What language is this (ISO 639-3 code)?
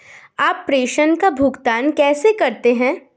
hin